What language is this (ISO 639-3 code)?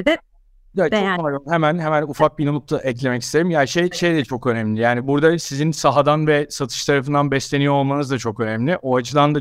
tur